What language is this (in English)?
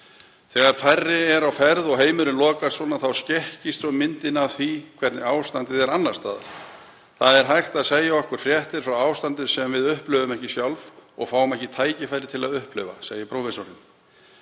Icelandic